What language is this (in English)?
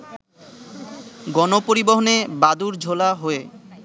Bangla